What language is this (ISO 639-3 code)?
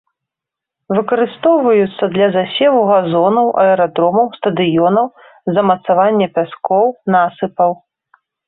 bel